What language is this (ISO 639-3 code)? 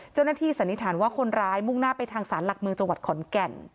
tha